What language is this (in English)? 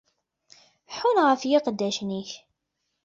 Kabyle